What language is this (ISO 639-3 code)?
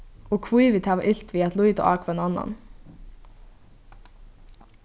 fao